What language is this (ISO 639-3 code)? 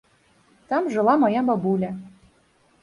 bel